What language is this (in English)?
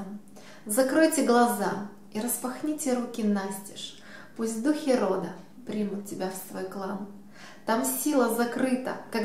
Russian